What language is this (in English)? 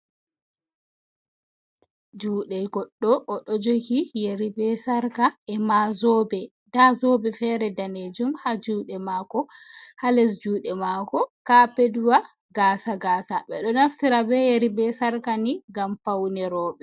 Fula